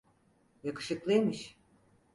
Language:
Turkish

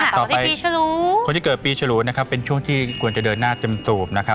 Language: Thai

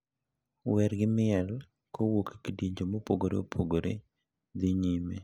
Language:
Luo (Kenya and Tanzania)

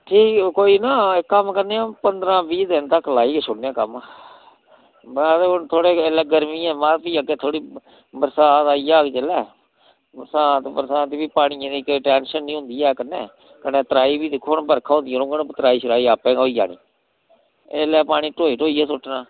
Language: Dogri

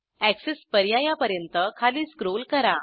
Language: Marathi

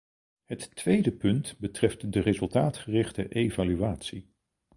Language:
Dutch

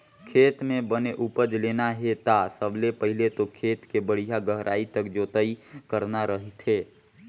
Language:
Chhattisgarhi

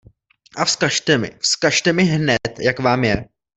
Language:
Czech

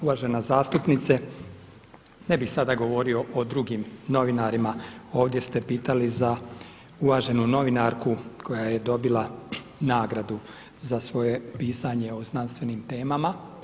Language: Croatian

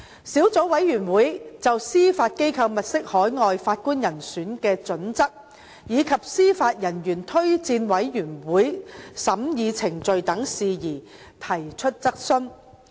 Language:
Cantonese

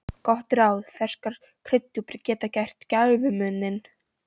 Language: Icelandic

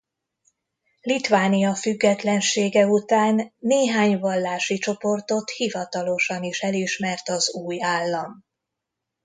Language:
Hungarian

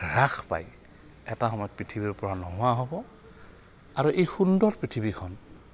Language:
Assamese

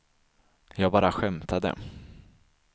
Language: Swedish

